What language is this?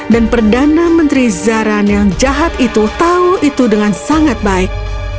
Indonesian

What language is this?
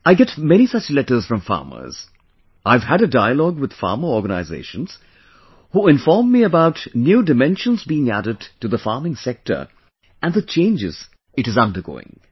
English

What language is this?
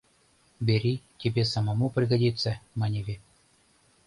Mari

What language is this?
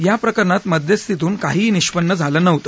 Marathi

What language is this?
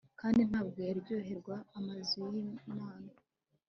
Kinyarwanda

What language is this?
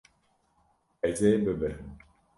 Kurdish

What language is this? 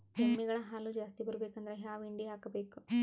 Kannada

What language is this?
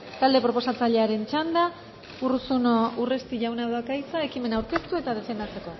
Basque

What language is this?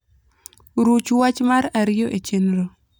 Luo (Kenya and Tanzania)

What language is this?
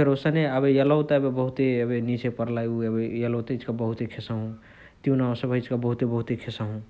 Chitwania Tharu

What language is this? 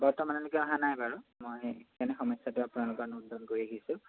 Assamese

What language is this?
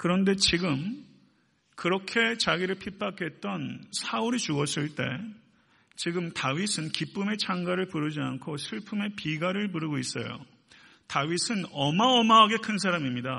Korean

